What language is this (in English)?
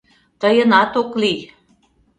Mari